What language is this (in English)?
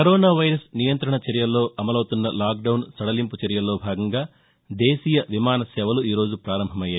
Telugu